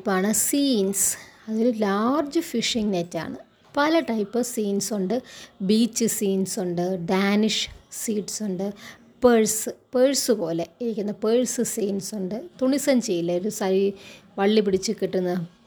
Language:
Malayalam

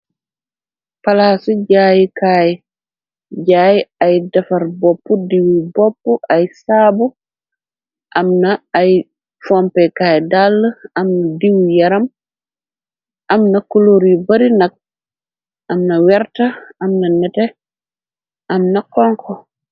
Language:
Wolof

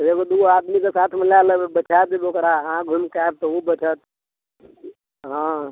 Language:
Maithili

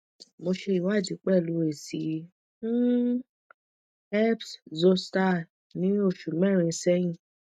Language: Yoruba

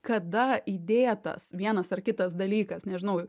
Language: Lithuanian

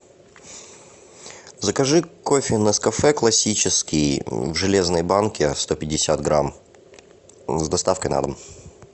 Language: Russian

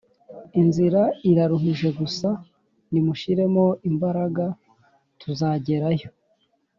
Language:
Kinyarwanda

